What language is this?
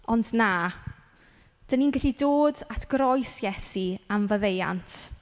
Welsh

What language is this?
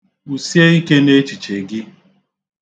Igbo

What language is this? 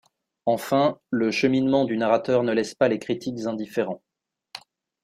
French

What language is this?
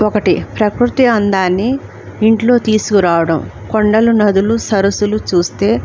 Telugu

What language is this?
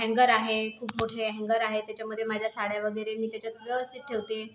Marathi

